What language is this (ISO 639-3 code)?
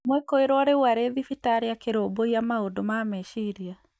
kik